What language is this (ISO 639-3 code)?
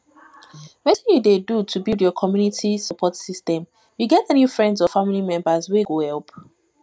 pcm